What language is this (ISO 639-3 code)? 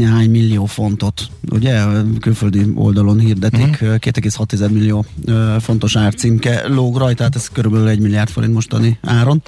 hun